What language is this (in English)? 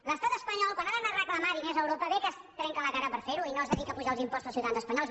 Catalan